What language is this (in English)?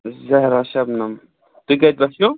Kashmiri